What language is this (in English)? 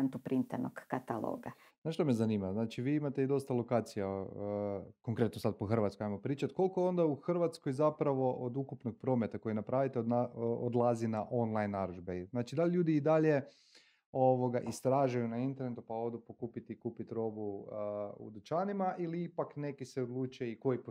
Croatian